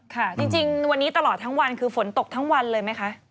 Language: Thai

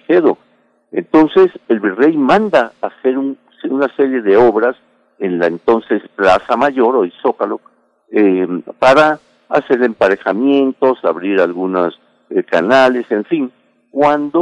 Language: Spanish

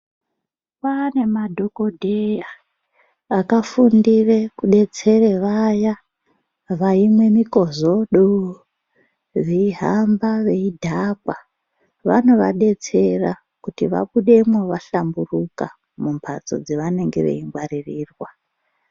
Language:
Ndau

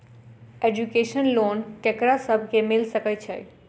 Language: Maithili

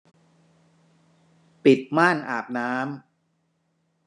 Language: Thai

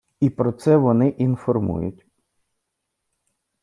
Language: Ukrainian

